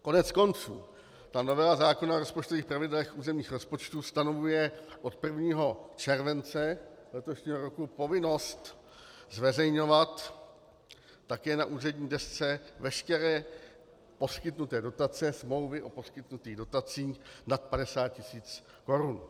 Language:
Czech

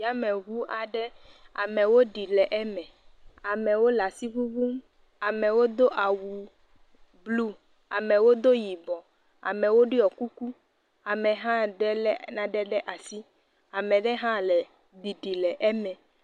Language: Ewe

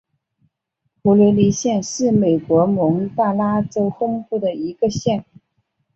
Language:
Chinese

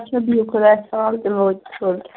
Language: Kashmiri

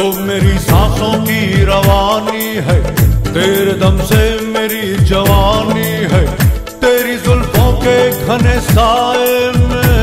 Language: Romanian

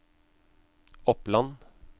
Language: Norwegian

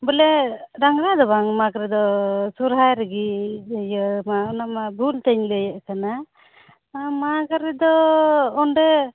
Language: Santali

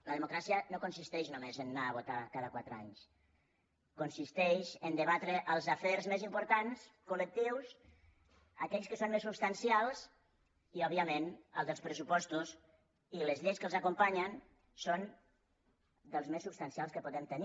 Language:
Catalan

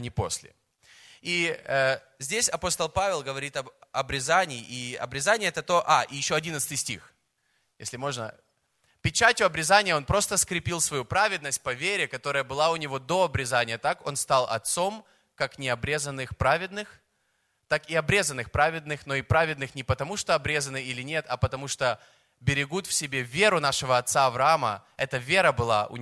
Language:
Russian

